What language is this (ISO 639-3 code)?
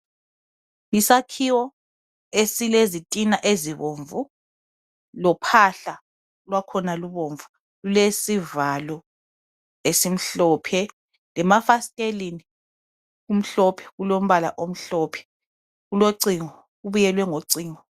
nde